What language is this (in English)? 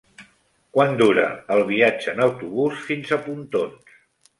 Catalan